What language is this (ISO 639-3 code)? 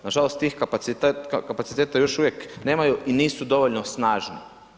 hrv